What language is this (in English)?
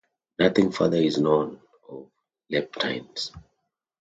English